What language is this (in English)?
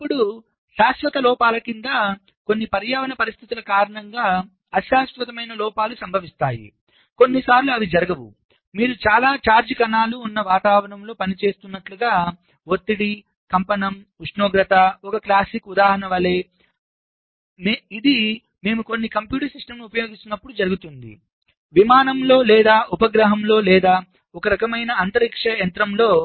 Telugu